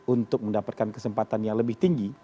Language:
Indonesian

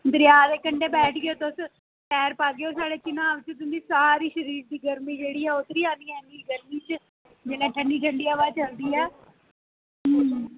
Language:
Dogri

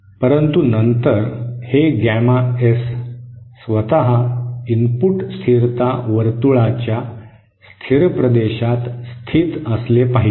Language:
Marathi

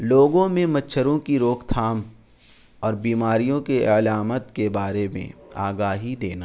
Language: Urdu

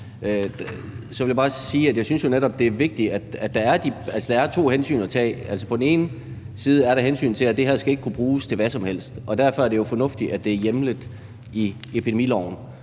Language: Danish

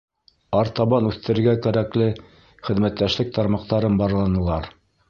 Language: Bashkir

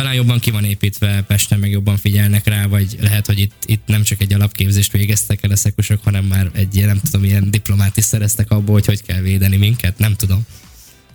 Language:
Hungarian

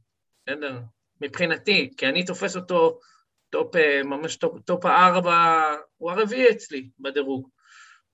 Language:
Hebrew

